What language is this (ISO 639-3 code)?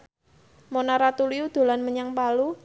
jav